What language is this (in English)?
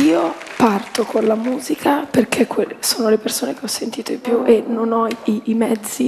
Italian